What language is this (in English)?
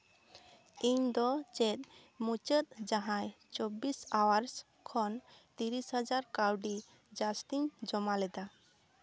Santali